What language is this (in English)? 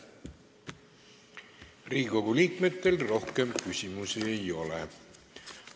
Estonian